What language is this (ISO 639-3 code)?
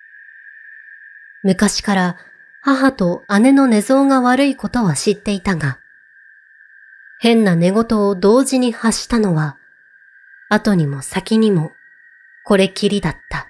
jpn